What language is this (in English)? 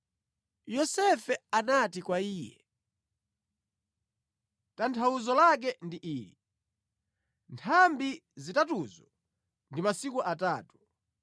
Nyanja